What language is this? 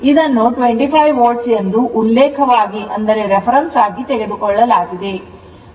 Kannada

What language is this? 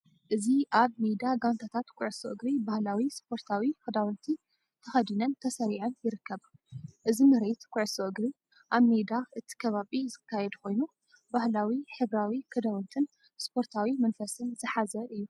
Tigrinya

